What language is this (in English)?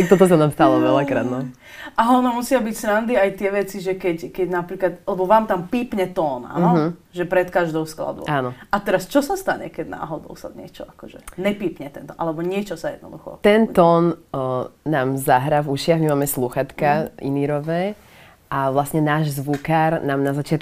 Slovak